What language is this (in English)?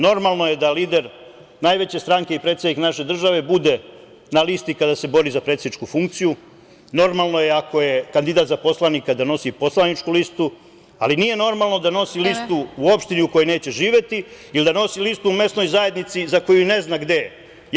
Serbian